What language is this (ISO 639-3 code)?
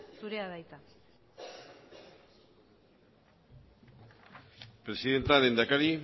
eus